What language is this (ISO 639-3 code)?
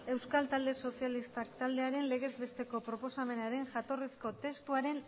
eus